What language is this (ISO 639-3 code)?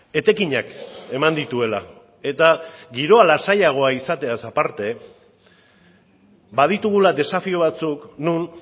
eus